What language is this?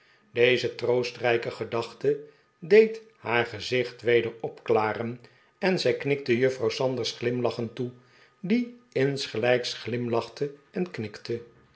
Dutch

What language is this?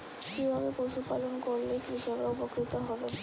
Bangla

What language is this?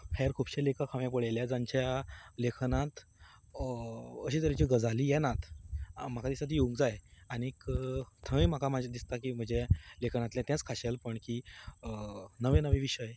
Konkani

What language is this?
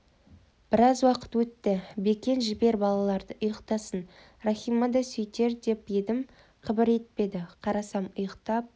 Kazakh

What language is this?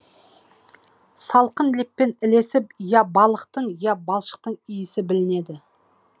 Kazakh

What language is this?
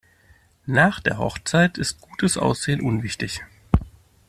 German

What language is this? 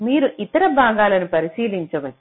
Telugu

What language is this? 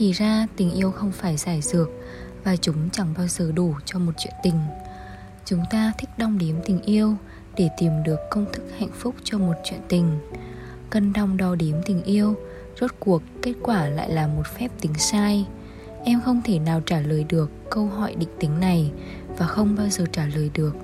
Vietnamese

